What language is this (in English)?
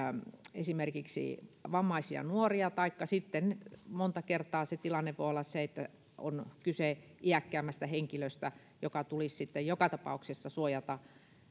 Finnish